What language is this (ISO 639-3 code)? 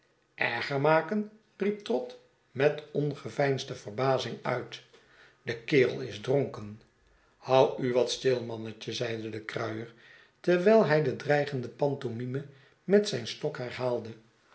nld